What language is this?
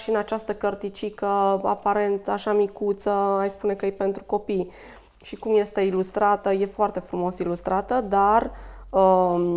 Romanian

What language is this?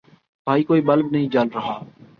Urdu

